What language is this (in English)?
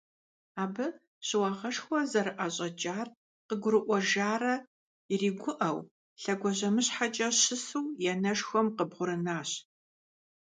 Kabardian